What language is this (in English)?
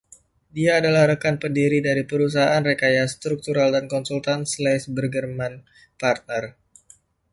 Indonesian